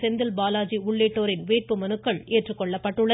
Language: Tamil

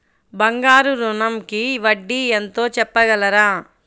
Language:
Telugu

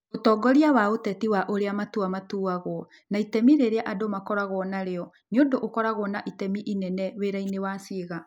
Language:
Kikuyu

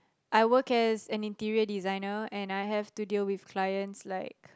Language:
English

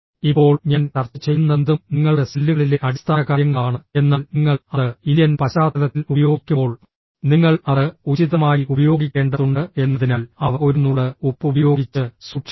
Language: Malayalam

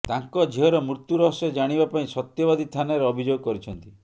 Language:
Odia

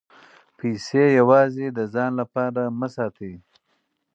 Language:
Pashto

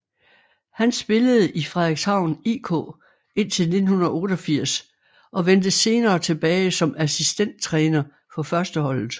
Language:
Danish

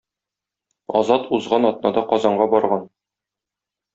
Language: Tatar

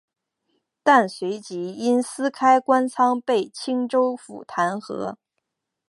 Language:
Chinese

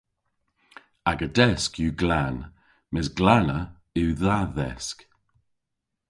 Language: Cornish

